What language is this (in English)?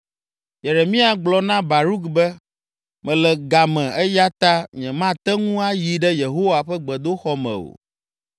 Ewe